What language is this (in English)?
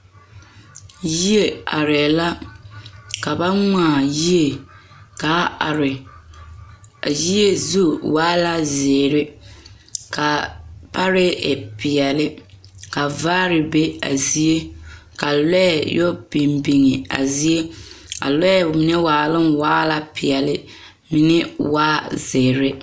Southern Dagaare